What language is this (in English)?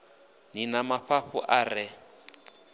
Venda